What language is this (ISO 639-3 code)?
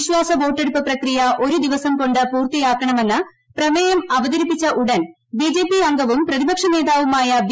mal